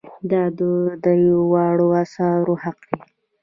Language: Pashto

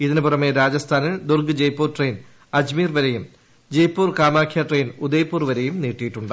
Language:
Malayalam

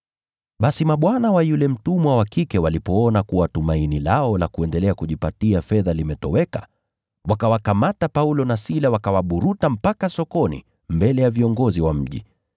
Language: Swahili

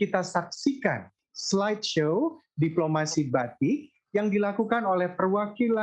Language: Indonesian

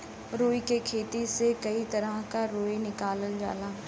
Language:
Bhojpuri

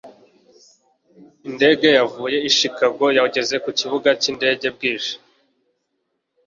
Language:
Kinyarwanda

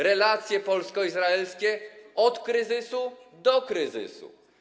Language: Polish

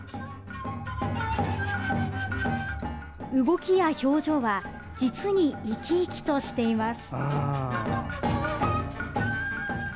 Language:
Japanese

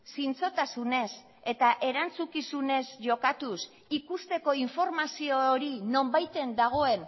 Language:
Basque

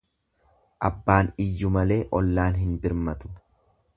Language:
Oromo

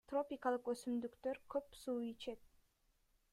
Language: Kyrgyz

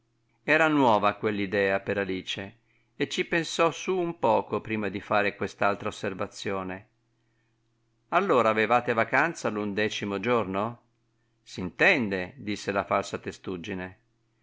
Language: Italian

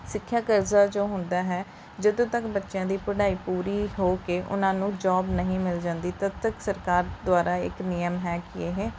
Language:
Punjabi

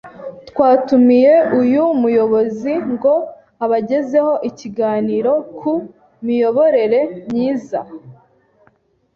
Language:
Kinyarwanda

